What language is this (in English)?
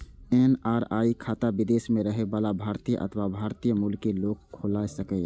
Maithili